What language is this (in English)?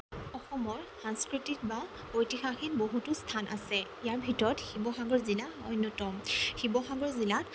Assamese